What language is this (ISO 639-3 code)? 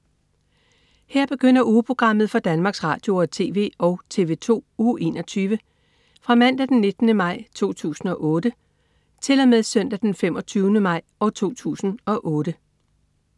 dan